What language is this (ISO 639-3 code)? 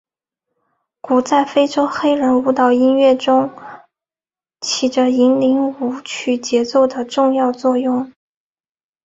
zho